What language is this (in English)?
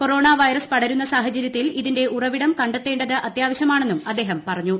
Malayalam